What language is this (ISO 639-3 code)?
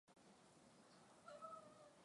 swa